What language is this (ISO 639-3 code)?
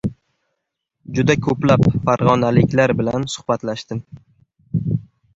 uzb